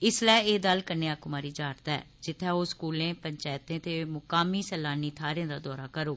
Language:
Dogri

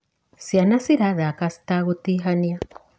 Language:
Kikuyu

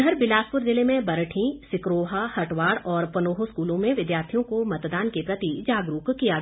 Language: Hindi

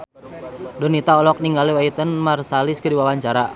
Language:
Sundanese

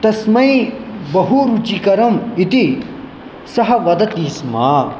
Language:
Sanskrit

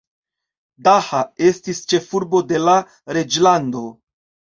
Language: Esperanto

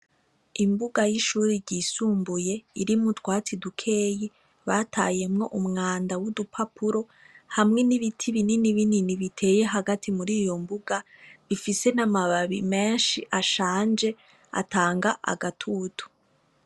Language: Rundi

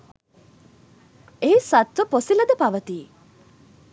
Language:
Sinhala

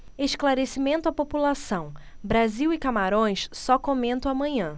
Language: Portuguese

